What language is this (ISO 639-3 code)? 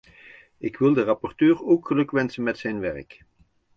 nld